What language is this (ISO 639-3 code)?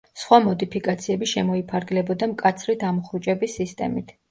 kat